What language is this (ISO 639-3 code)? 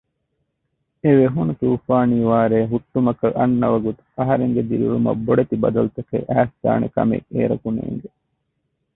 div